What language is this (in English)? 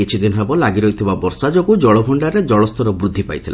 Odia